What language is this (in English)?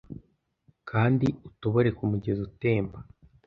Kinyarwanda